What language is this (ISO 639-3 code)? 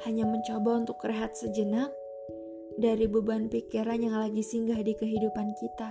ind